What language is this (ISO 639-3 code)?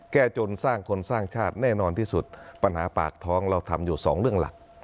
tha